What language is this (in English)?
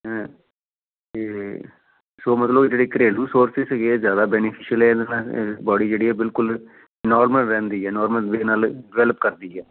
Punjabi